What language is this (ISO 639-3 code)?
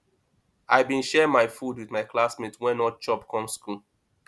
pcm